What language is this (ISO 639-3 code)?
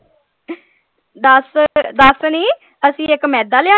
pan